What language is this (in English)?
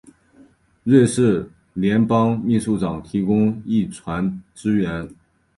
Chinese